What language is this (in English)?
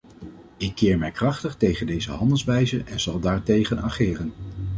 Dutch